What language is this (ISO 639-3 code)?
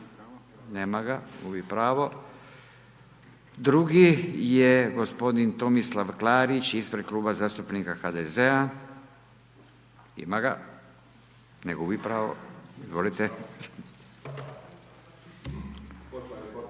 hrv